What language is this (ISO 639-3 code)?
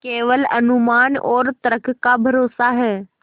hin